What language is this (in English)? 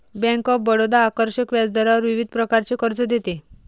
Marathi